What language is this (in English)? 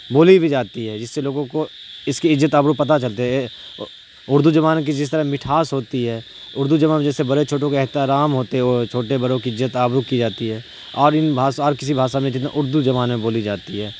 Urdu